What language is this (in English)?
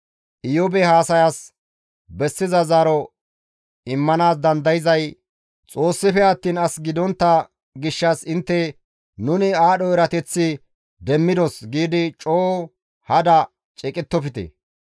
Gamo